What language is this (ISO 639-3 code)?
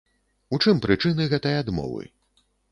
bel